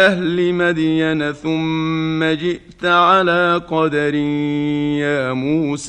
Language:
Arabic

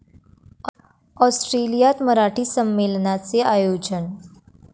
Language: Marathi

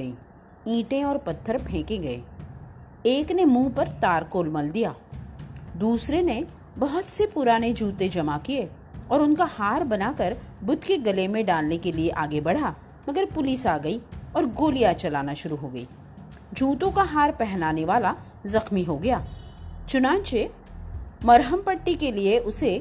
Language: Hindi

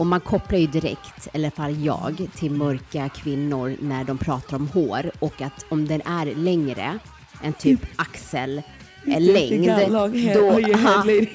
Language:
Swedish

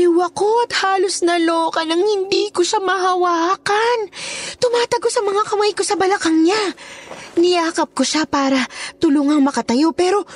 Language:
Filipino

